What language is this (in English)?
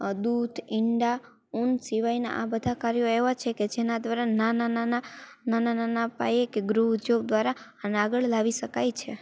Gujarati